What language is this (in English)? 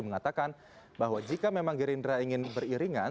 Indonesian